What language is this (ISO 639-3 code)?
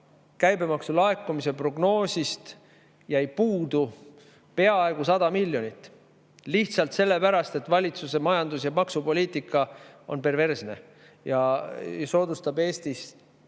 est